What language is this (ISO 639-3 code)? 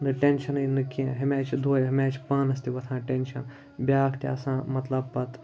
kas